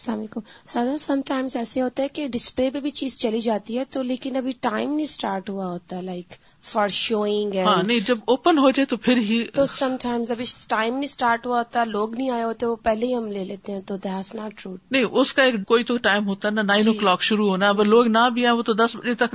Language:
Urdu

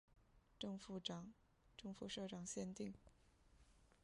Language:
Chinese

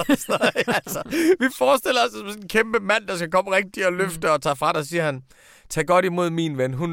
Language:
Danish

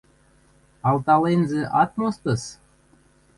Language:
Western Mari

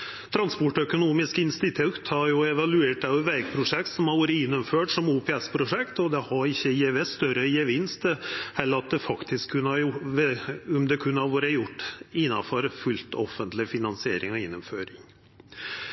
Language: Norwegian Nynorsk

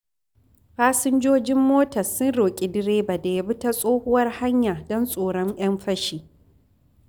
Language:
Hausa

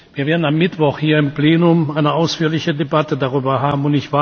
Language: German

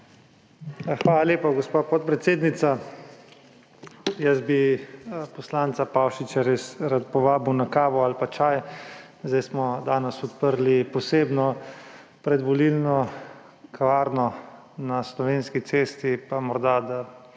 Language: Slovenian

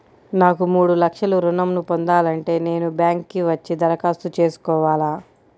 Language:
Telugu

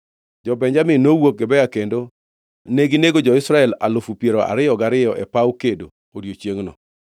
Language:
Luo (Kenya and Tanzania)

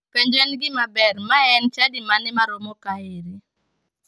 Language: Luo (Kenya and Tanzania)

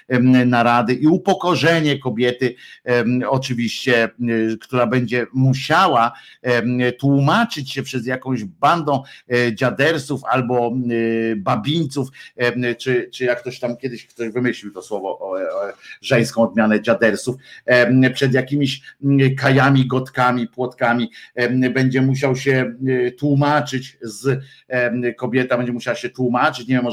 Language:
Polish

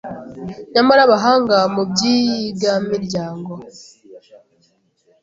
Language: Kinyarwanda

